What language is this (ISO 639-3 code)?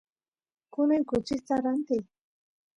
qus